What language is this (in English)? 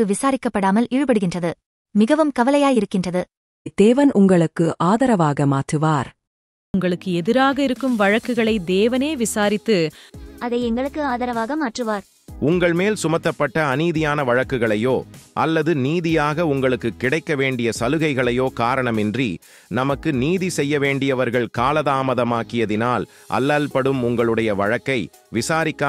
Arabic